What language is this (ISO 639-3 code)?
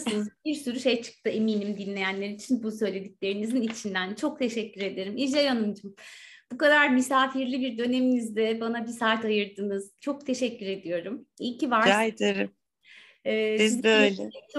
tur